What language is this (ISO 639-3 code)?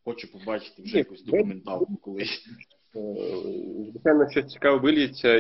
ukr